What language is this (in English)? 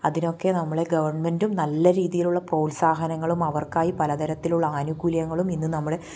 Malayalam